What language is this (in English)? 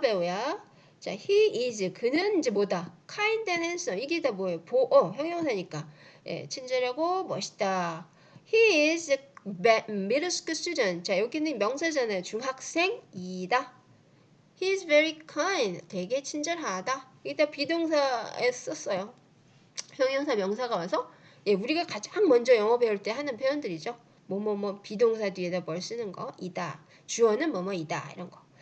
Korean